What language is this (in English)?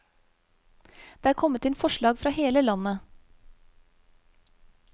Norwegian